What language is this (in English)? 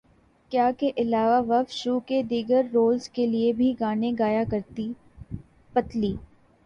Urdu